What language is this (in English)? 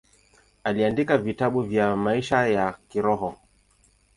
Swahili